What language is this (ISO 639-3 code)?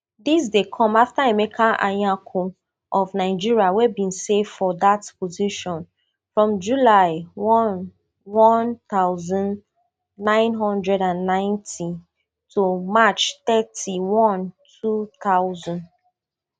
pcm